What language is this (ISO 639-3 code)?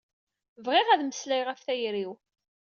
kab